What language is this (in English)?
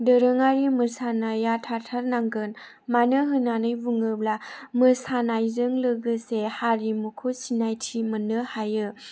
Bodo